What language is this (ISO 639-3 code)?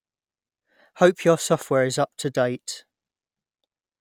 eng